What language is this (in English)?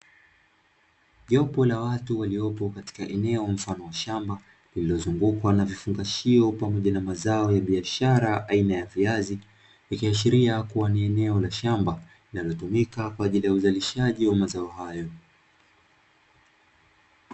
Swahili